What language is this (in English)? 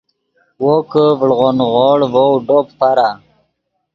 Yidgha